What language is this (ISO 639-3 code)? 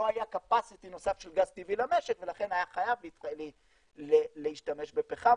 heb